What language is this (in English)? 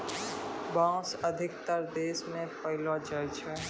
Maithili